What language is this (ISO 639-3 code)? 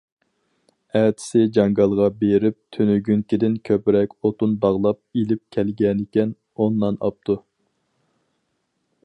uig